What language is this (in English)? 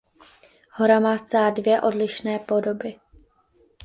Czech